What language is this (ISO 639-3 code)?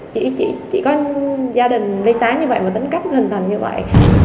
vie